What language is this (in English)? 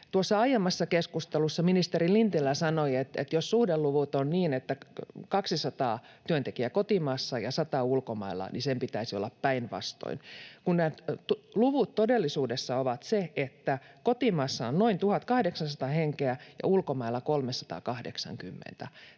Finnish